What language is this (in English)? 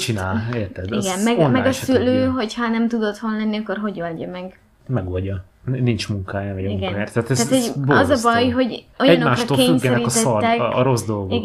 Hungarian